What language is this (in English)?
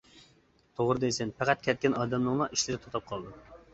Uyghur